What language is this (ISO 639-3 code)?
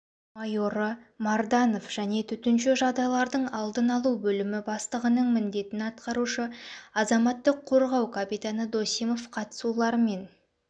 kaz